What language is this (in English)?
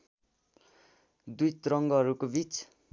Nepali